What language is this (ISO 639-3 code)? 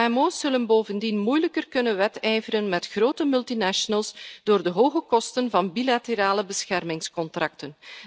nld